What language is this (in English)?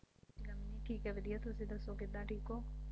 Punjabi